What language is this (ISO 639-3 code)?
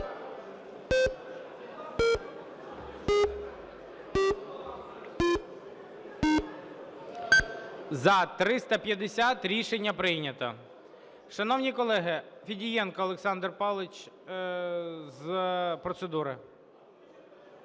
ukr